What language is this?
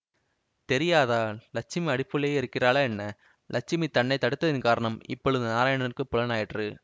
Tamil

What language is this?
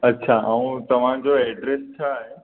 Sindhi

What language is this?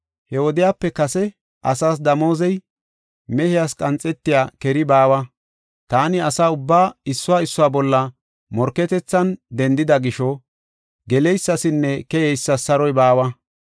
Gofa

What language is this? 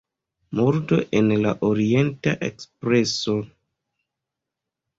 Esperanto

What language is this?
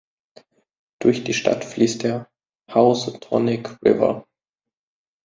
German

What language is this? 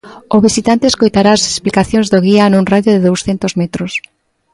Galician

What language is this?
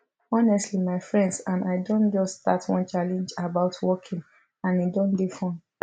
Nigerian Pidgin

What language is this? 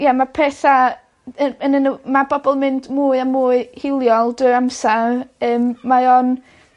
Welsh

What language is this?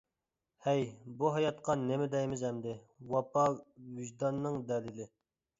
Uyghur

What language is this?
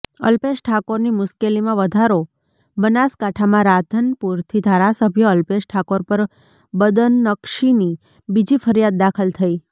Gujarati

